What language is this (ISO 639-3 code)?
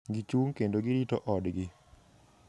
luo